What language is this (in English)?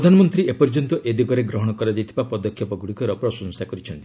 Odia